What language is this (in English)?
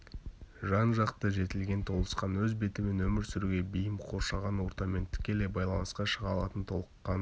Kazakh